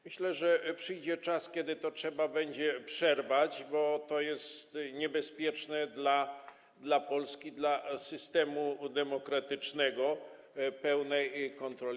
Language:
Polish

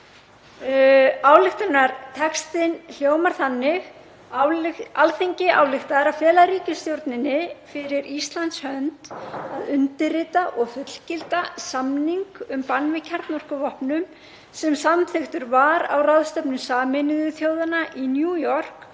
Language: Icelandic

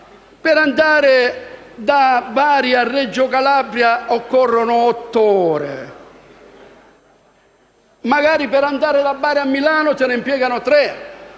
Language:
Italian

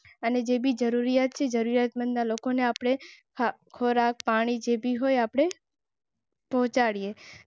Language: Gujarati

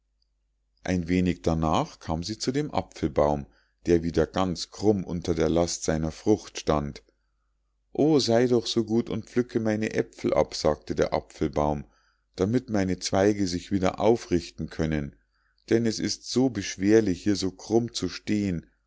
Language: German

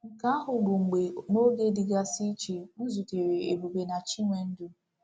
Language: Igbo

